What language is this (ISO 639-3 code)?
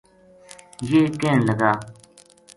gju